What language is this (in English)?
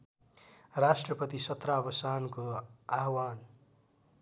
Nepali